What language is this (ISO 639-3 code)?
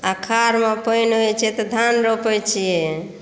mai